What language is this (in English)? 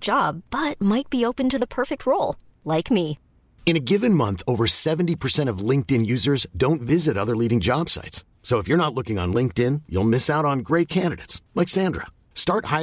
Dutch